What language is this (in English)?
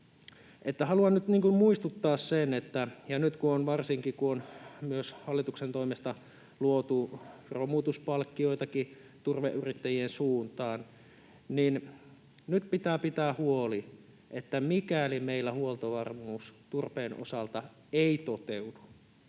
Finnish